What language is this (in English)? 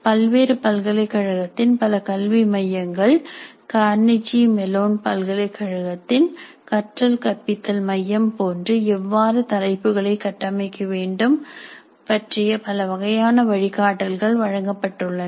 Tamil